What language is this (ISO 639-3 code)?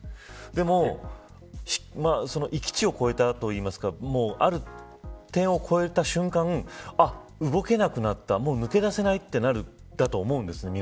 jpn